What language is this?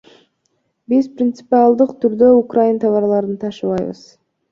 Kyrgyz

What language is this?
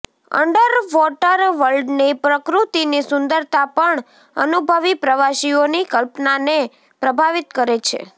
Gujarati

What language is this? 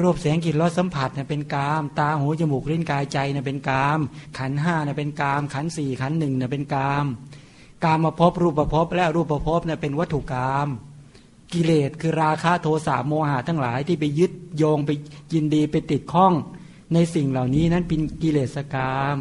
Thai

